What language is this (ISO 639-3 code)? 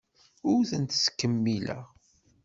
kab